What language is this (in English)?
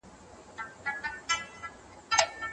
Pashto